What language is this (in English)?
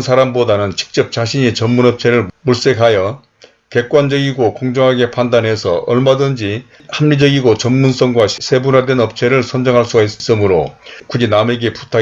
Korean